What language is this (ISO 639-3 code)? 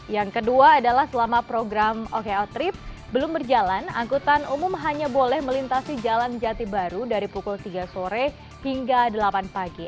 ind